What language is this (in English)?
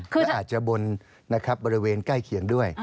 Thai